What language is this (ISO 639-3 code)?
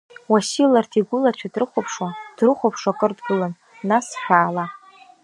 abk